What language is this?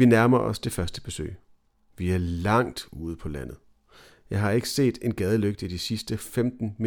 Danish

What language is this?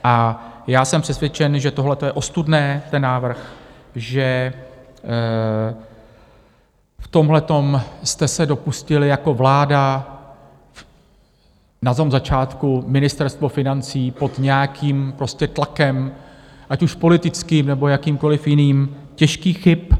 Czech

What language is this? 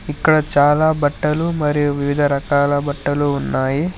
Telugu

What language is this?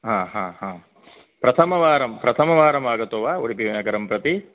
Sanskrit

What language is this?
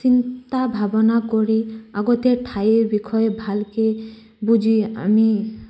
Assamese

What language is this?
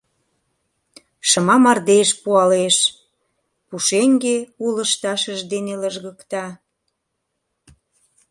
Mari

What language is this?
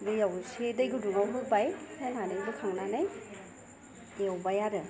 Bodo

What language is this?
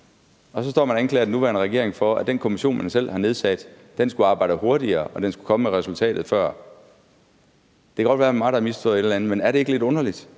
Danish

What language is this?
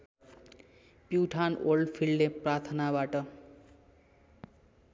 Nepali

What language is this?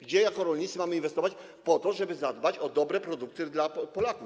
Polish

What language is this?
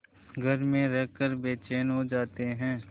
Hindi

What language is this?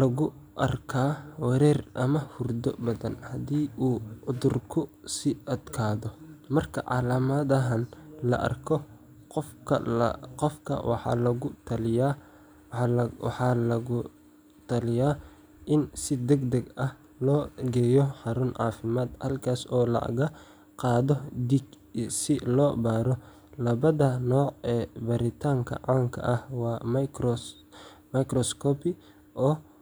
Somali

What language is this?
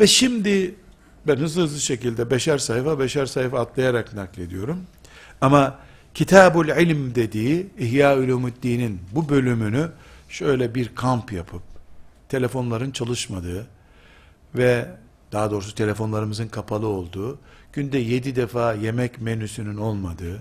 Turkish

